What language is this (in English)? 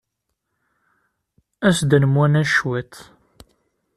Kabyle